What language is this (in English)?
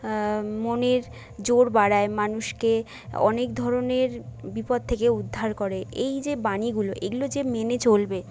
Bangla